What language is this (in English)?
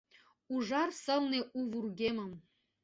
Mari